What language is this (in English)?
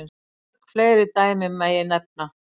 Icelandic